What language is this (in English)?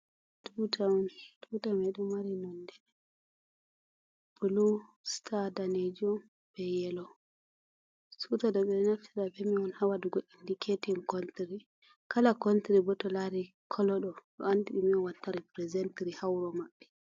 Fula